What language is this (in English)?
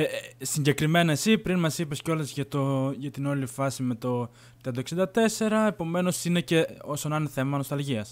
Greek